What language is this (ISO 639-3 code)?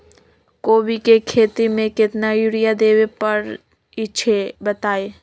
mag